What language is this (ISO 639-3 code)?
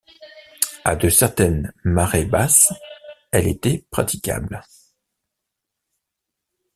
fra